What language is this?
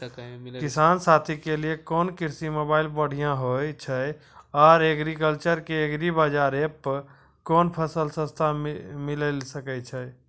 Maithili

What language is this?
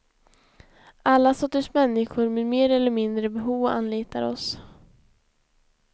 Swedish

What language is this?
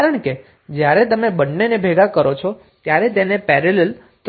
Gujarati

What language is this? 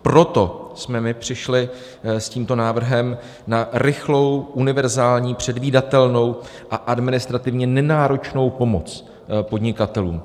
Czech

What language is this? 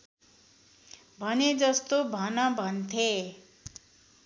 Nepali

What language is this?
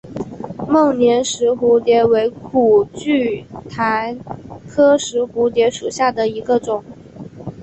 Chinese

